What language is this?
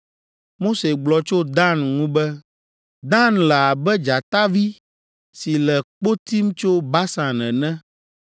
Ewe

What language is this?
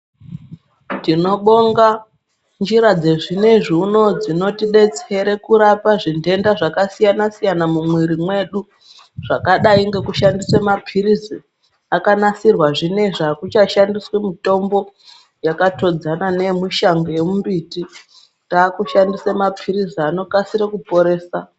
Ndau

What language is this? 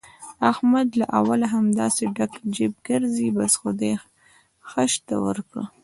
Pashto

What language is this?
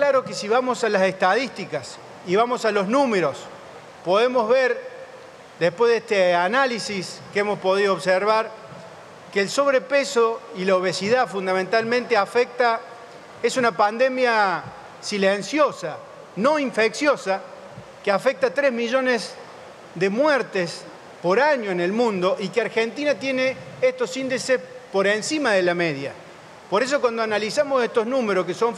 Spanish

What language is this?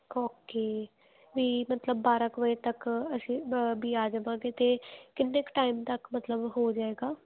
Punjabi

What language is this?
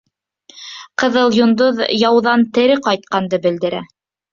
Bashkir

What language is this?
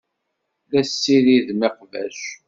Kabyle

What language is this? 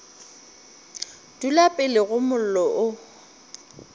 Northern Sotho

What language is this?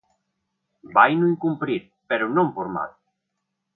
Galician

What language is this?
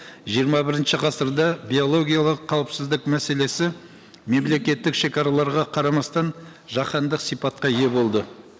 Kazakh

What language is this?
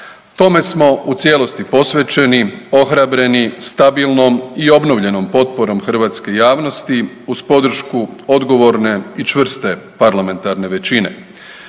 Croatian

